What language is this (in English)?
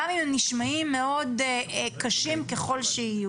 Hebrew